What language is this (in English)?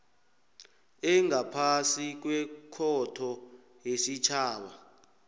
South Ndebele